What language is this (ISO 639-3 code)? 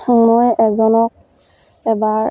asm